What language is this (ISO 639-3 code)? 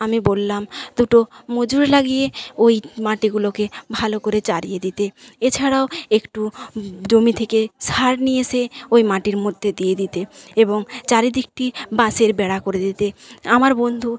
ben